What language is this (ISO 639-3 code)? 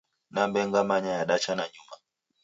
dav